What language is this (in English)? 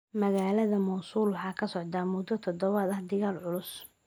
Somali